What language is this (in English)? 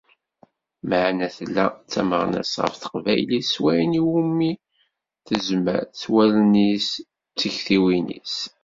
Kabyle